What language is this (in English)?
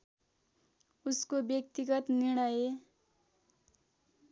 Nepali